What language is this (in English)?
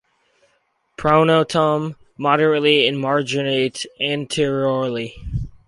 English